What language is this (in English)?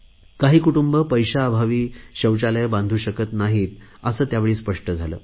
Marathi